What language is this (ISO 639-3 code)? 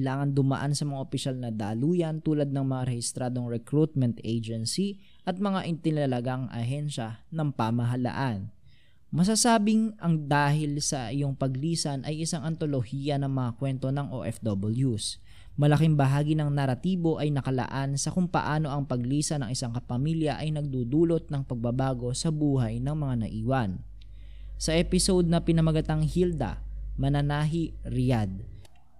fil